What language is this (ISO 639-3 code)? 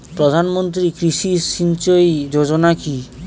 ben